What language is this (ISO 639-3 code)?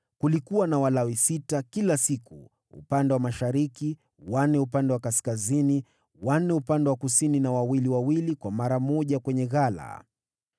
swa